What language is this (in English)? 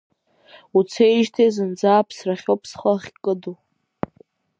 Abkhazian